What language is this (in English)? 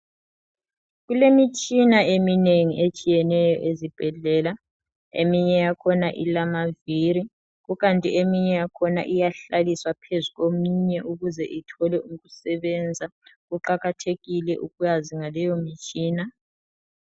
North Ndebele